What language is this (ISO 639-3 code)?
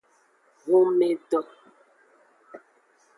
ajg